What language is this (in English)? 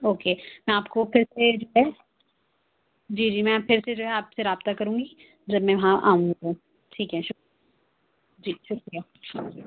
Urdu